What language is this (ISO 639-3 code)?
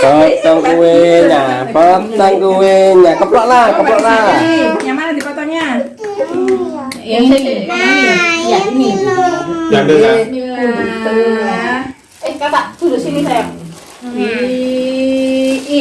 ind